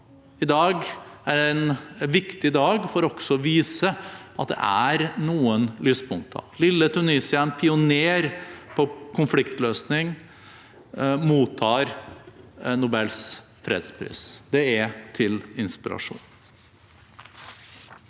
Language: Norwegian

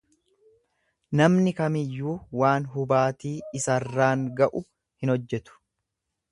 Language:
Oromo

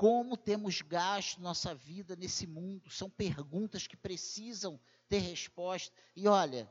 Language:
Portuguese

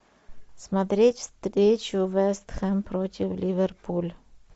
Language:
Russian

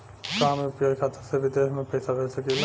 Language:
Bhojpuri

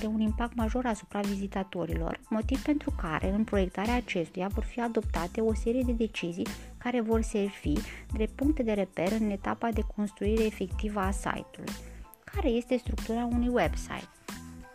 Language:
Romanian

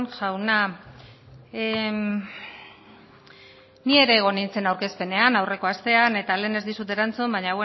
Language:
Basque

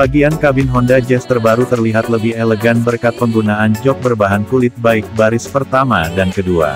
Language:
Indonesian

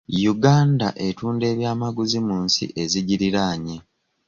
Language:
Ganda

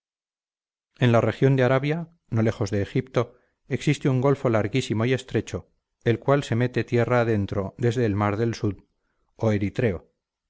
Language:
Spanish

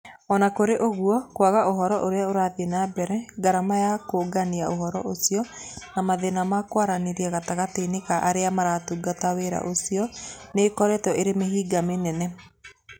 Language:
Kikuyu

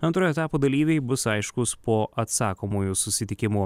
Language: Lithuanian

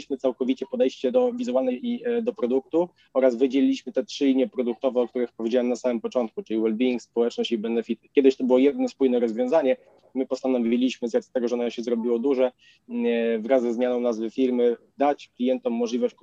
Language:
Polish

